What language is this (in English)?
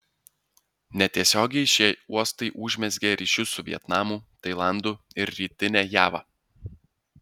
Lithuanian